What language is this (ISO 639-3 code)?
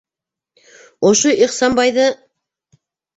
bak